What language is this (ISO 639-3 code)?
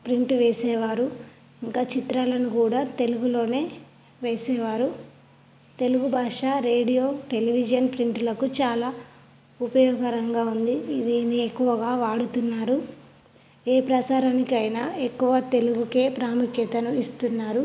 tel